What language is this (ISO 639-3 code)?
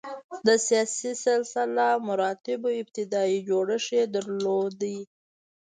pus